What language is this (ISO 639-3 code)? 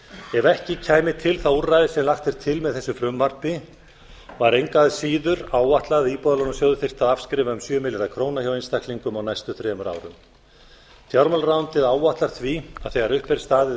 isl